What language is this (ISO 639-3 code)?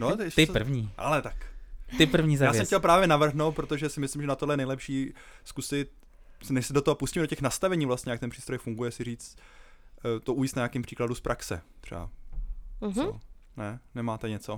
ces